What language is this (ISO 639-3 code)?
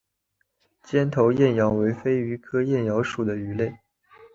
zho